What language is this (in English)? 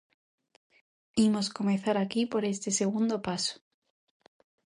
Galician